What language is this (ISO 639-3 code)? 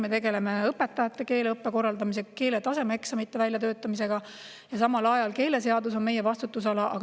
est